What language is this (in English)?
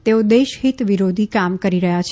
Gujarati